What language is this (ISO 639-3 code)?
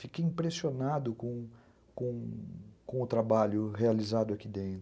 por